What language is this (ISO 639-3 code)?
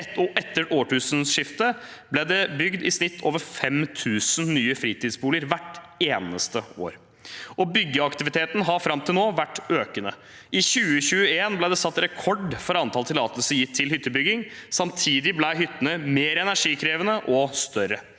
nor